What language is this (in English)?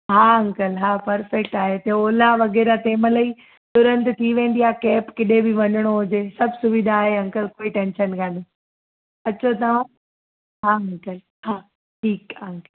Sindhi